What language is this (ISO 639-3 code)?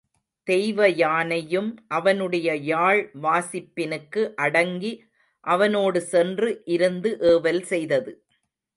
tam